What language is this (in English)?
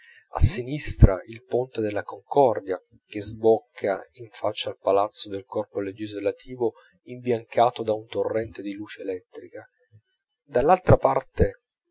Italian